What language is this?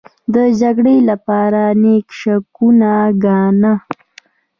Pashto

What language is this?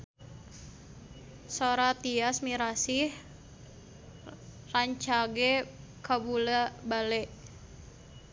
Sundanese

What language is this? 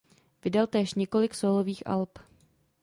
Czech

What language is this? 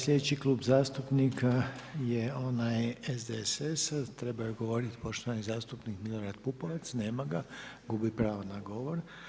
Croatian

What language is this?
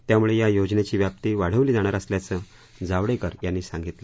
Marathi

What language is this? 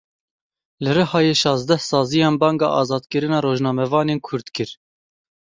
Kurdish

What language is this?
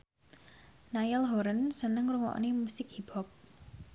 Javanese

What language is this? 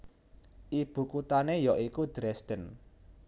Javanese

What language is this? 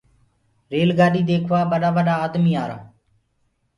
Gurgula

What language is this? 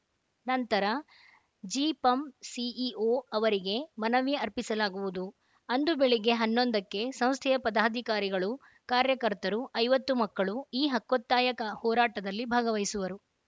Kannada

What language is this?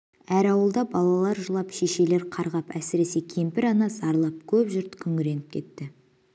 Kazakh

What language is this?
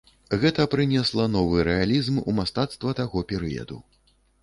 Belarusian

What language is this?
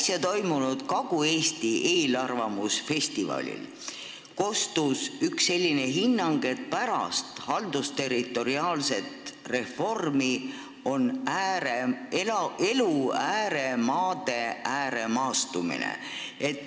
Estonian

